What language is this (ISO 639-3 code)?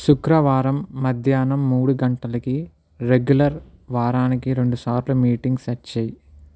tel